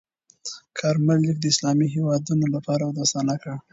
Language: Pashto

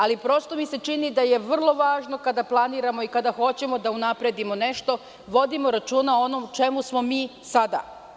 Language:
Serbian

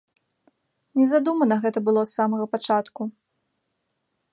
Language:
Belarusian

